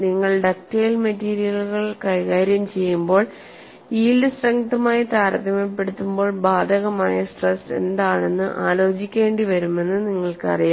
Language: Malayalam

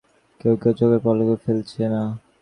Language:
Bangla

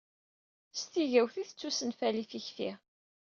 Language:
Kabyle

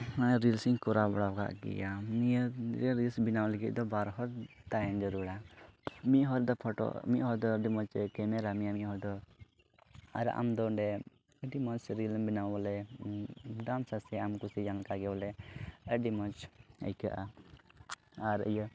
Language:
Santali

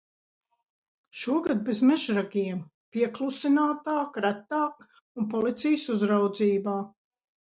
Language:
Latvian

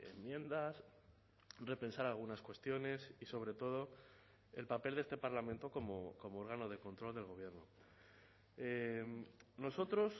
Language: Spanish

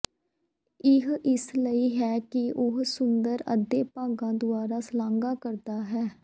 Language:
Punjabi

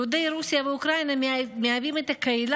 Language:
Hebrew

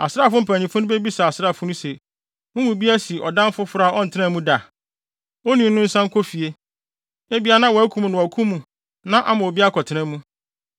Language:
Akan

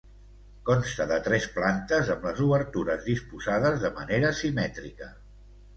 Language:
Catalan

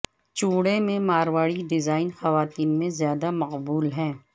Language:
Urdu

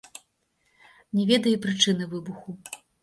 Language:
Belarusian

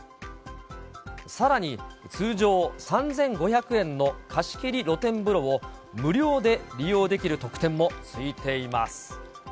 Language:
Japanese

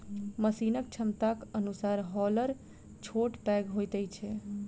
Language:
Maithili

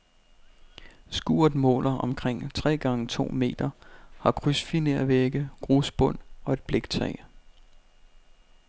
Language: Danish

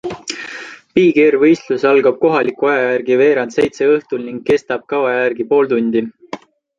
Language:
Estonian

